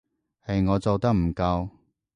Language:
Cantonese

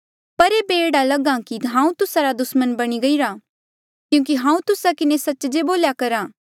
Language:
Mandeali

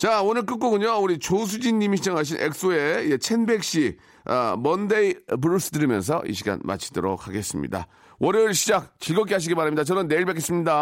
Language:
Korean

